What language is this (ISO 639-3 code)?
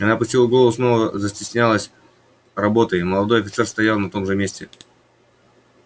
rus